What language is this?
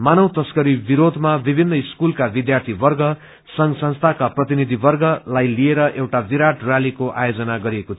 Nepali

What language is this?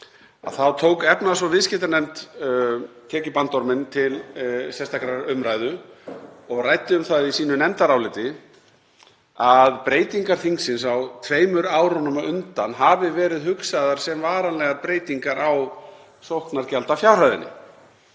Icelandic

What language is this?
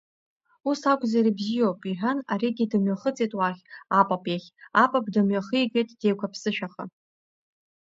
Abkhazian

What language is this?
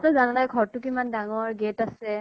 Assamese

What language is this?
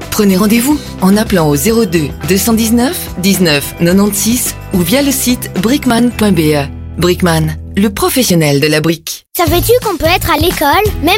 French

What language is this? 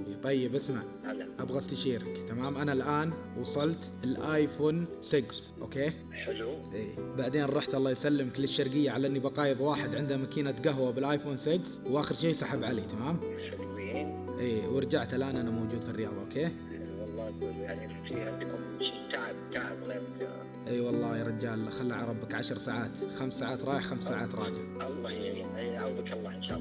Arabic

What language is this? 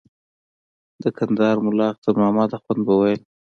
Pashto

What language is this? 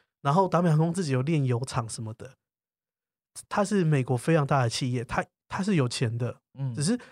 Chinese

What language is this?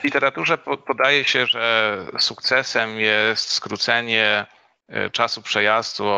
Polish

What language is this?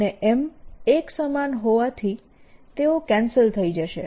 Gujarati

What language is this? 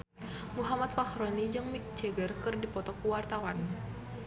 Sundanese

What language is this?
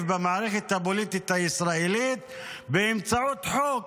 Hebrew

